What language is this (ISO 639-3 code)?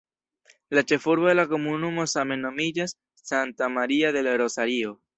epo